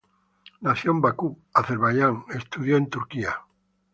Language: Spanish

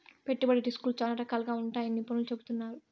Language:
Telugu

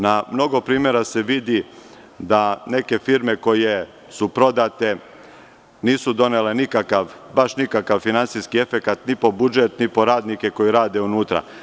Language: Serbian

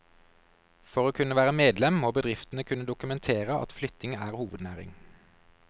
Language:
Norwegian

